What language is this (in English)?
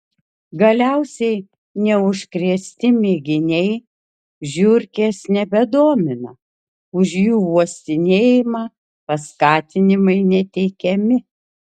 Lithuanian